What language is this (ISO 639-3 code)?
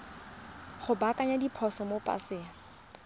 tsn